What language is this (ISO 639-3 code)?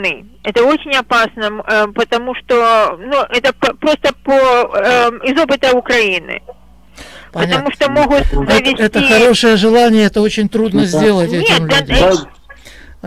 rus